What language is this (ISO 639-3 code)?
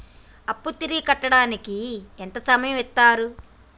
tel